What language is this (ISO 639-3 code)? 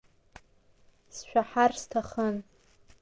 abk